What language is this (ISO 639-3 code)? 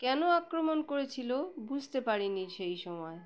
ben